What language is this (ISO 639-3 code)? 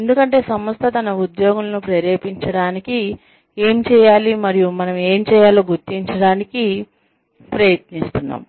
tel